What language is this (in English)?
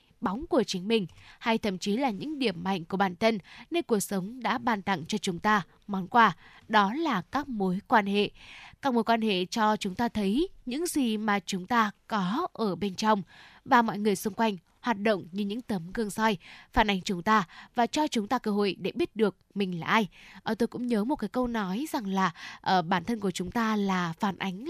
Vietnamese